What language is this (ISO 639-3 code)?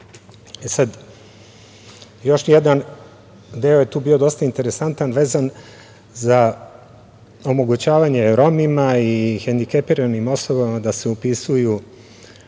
srp